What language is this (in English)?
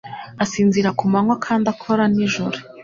Kinyarwanda